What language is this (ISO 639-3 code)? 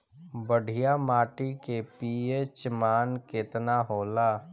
bho